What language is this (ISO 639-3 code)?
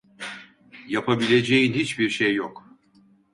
tur